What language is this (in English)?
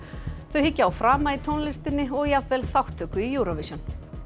Icelandic